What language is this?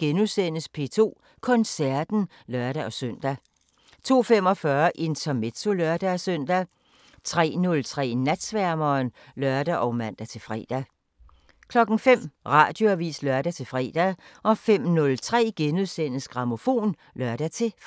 Danish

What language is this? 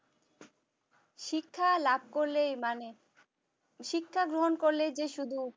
Bangla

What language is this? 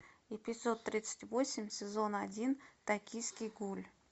Russian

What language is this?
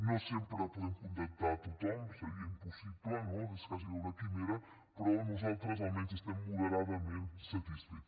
Catalan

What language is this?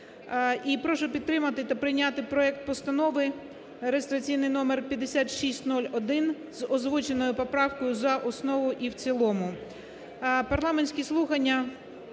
Ukrainian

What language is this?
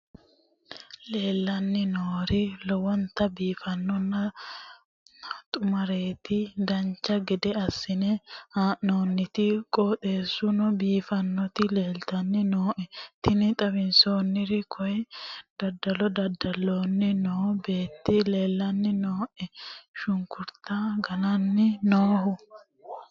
Sidamo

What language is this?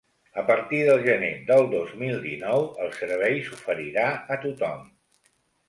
Catalan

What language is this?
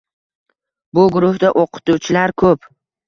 Uzbek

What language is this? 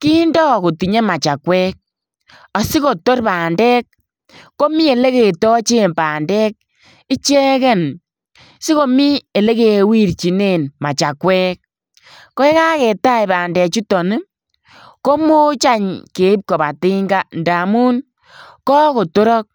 Kalenjin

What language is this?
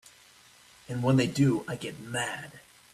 English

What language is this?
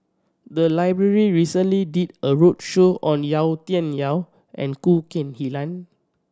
English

